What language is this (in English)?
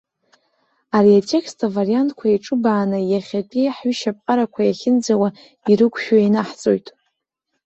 Abkhazian